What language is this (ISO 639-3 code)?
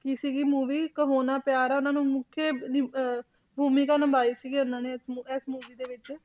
pan